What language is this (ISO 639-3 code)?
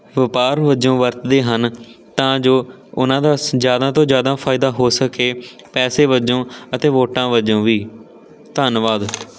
pan